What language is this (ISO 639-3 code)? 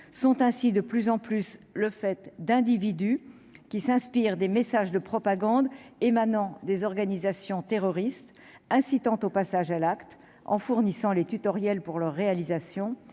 fra